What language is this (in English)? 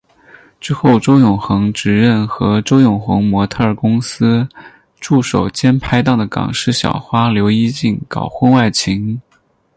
Chinese